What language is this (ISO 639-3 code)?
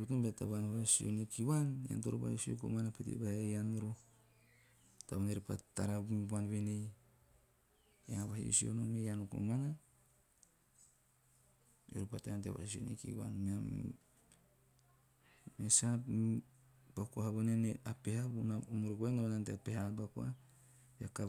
tio